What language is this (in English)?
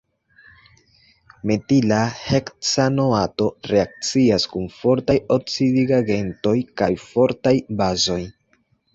Esperanto